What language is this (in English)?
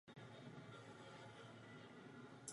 Czech